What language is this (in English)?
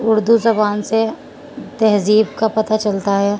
Urdu